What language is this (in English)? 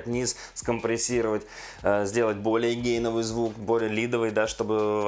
Russian